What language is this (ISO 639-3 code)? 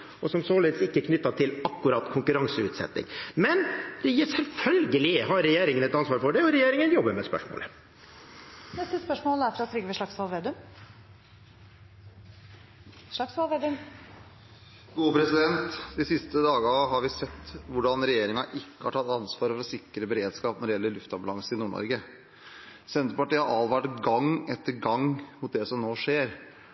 nor